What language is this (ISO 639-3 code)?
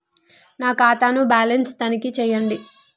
tel